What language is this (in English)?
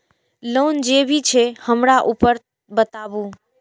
Maithili